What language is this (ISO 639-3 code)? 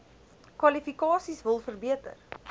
afr